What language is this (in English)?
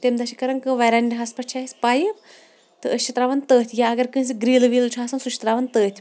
Kashmiri